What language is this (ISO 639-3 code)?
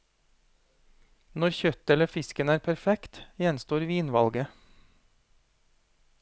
nor